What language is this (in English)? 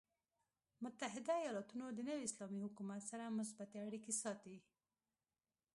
Pashto